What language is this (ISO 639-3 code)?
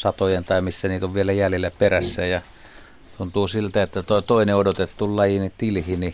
fin